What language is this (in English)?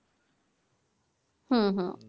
Bangla